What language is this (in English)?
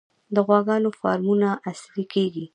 Pashto